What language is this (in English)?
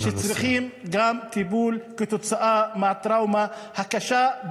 Hebrew